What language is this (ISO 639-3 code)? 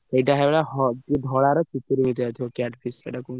ori